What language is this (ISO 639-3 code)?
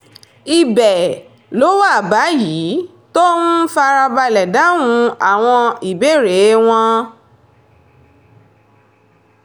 yor